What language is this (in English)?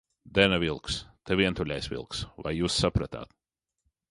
Latvian